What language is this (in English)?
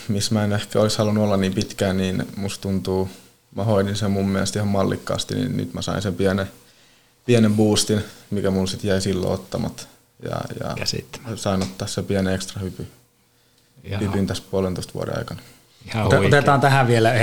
Finnish